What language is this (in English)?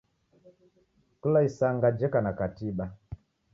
Taita